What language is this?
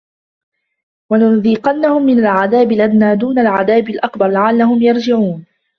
Arabic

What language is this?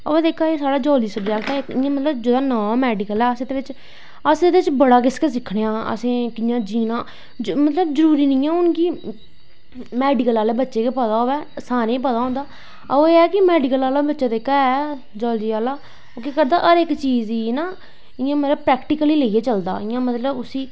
Dogri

